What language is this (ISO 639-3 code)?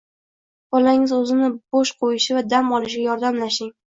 uzb